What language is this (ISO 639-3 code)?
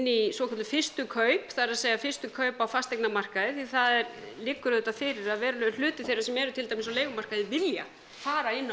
isl